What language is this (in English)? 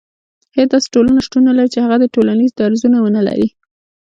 Pashto